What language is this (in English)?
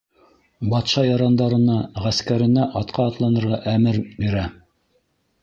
Bashkir